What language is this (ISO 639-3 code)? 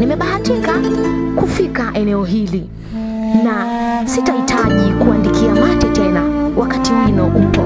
swa